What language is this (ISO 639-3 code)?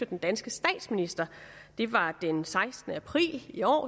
dan